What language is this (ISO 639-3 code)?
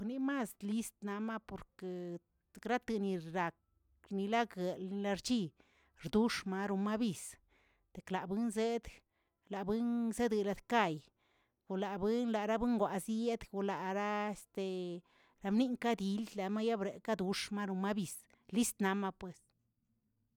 zts